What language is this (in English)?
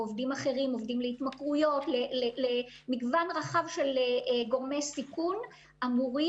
Hebrew